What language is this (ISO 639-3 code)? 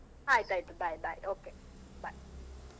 kan